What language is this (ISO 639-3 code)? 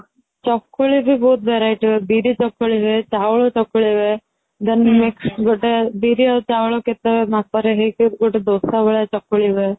ori